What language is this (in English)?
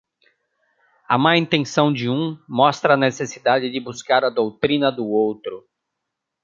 Portuguese